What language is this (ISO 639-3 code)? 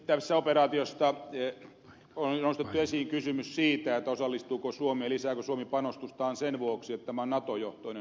fin